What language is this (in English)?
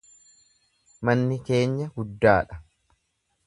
Oromo